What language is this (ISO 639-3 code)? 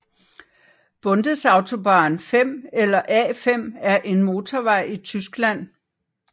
dan